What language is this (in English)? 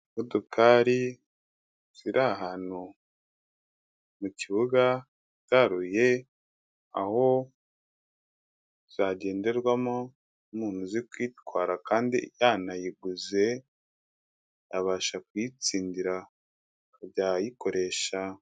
Kinyarwanda